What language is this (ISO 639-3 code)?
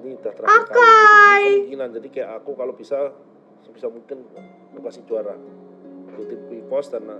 ind